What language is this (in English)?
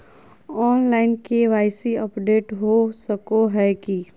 Magahi